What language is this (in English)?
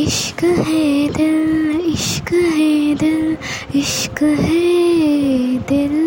Hindi